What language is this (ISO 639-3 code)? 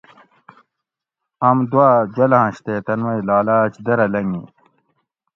gwc